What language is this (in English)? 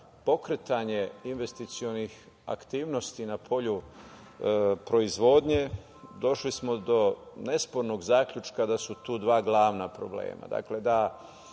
Serbian